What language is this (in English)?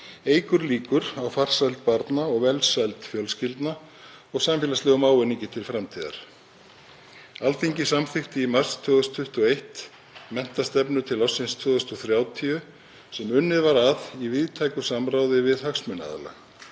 Icelandic